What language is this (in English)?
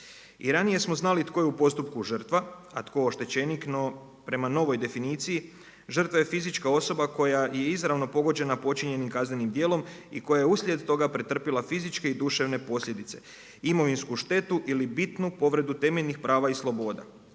Croatian